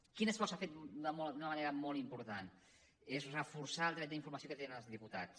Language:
Catalan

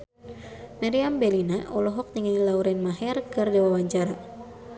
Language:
Sundanese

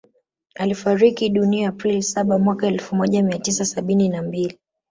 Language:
Swahili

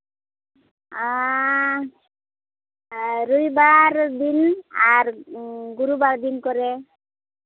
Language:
Santali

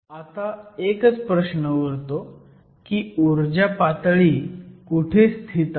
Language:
Marathi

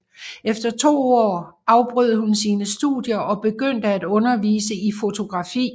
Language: Danish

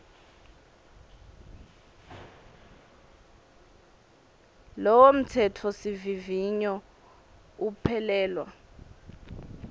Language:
Swati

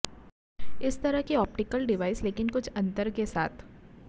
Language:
Hindi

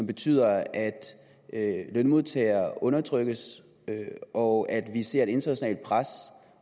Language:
Danish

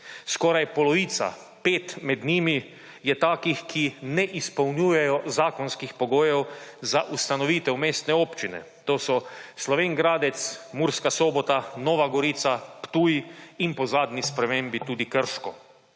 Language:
Slovenian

